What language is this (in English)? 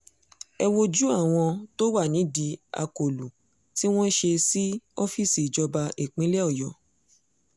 Yoruba